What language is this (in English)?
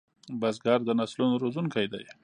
Pashto